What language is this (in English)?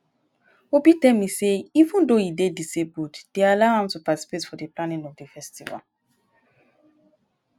Nigerian Pidgin